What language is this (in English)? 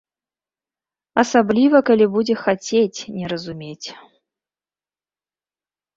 Belarusian